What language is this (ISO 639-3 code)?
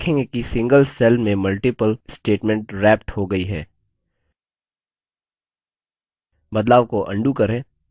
hin